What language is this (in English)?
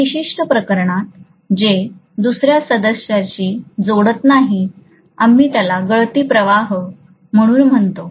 Marathi